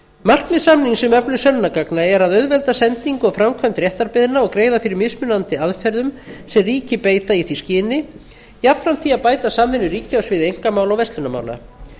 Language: Icelandic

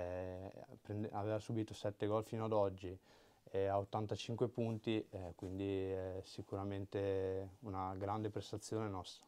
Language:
Italian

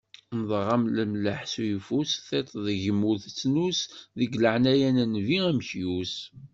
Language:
Kabyle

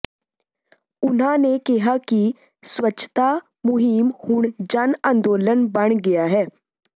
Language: Punjabi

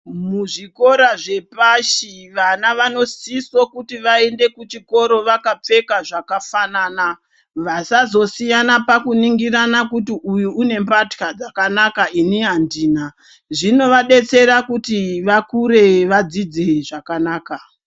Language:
Ndau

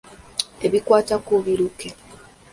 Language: Ganda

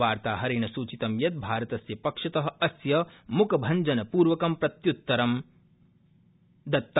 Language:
Sanskrit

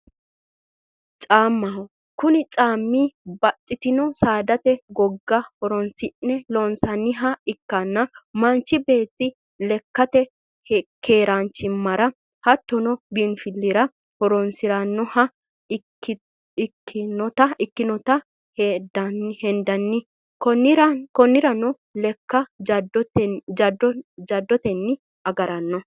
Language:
Sidamo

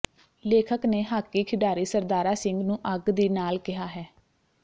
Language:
Punjabi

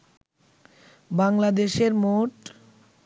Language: Bangla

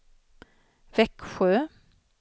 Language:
Swedish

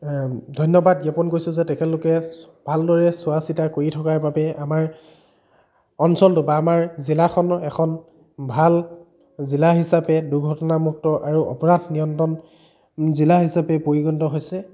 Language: Assamese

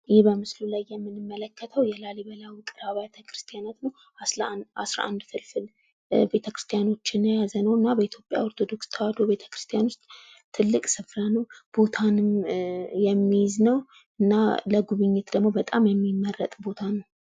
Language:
Amharic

